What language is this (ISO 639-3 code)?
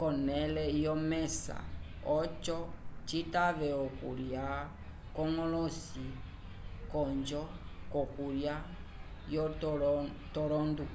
umb